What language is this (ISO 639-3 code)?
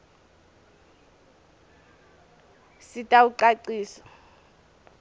ssw